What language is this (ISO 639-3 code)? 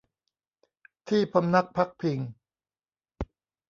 tha